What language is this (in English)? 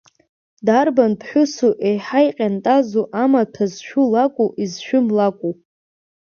Abkhazian